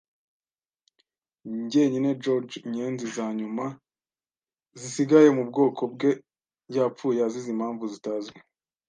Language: Kinyarwanda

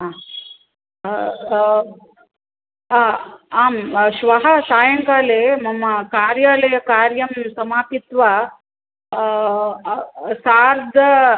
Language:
Sanskrit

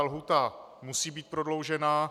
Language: Czech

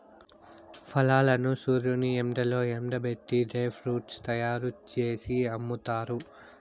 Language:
Telugu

